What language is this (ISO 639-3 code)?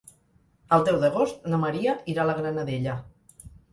cat